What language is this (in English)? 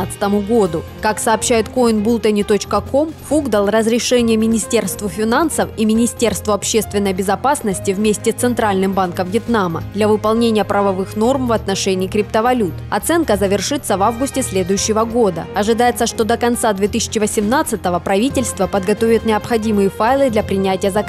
Russian